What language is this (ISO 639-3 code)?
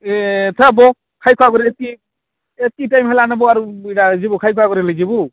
ori